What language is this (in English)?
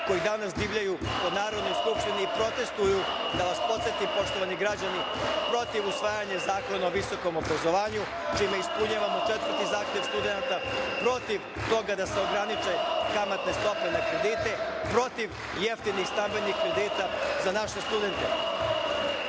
Serbian